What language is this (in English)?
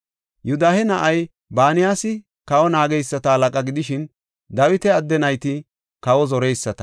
Gofa